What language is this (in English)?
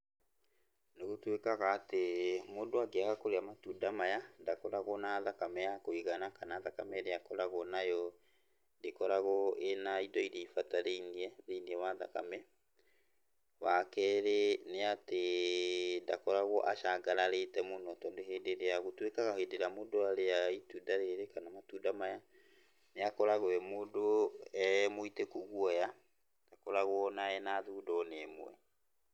Kikuyu